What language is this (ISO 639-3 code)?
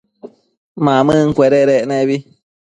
mcf